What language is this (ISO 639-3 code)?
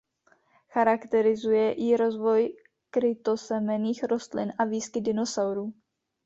ces